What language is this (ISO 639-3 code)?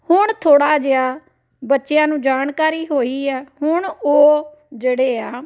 pan